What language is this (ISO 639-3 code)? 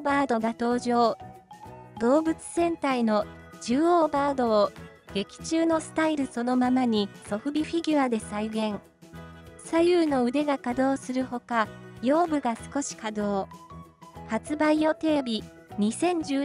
jpn